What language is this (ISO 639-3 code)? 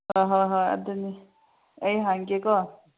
mni